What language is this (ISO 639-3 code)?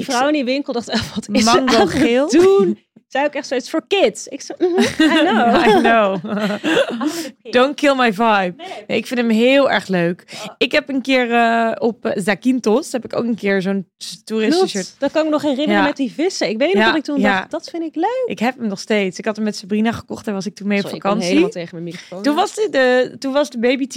nld